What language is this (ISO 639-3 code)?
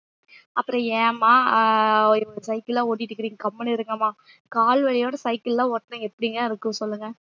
tam